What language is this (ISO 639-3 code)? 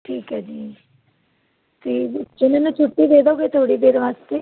pan